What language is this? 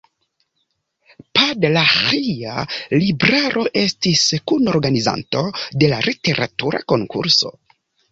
Esperanto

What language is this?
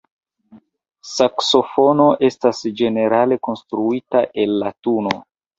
Esperanto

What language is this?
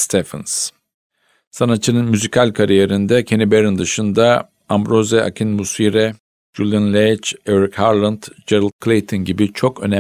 Turkish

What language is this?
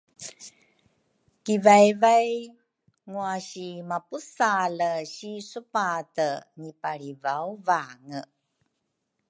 Rukai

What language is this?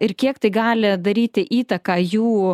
Lithuanian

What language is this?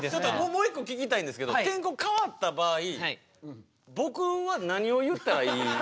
Japanese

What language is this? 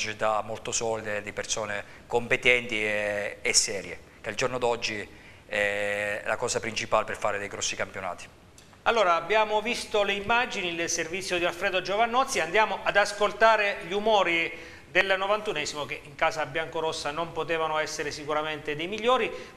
Italian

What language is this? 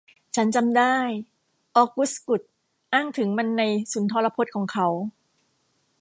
Thai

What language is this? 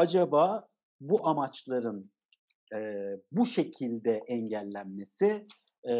Turkish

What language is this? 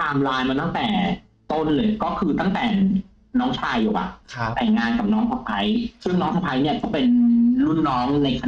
Thai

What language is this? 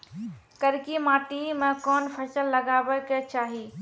Maithili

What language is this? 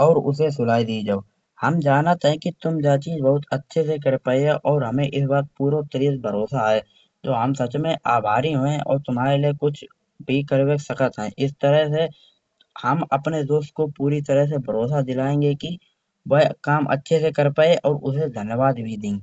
Kanauji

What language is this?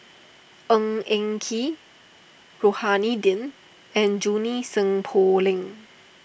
English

